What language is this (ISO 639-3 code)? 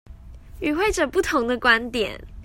zho